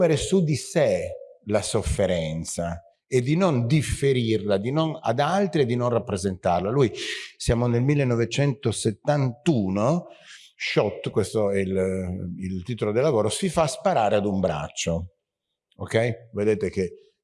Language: Italian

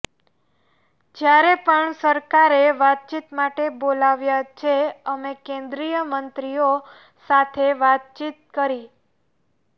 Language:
Gujarati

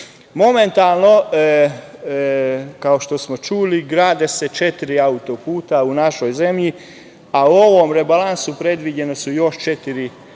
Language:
Serbian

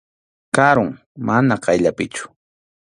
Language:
Arequipa-La Unión Quechua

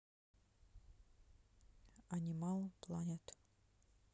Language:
Russian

